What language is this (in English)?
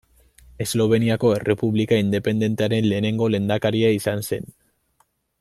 Basque